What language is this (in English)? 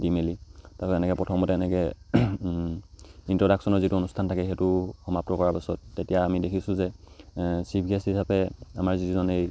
Assamese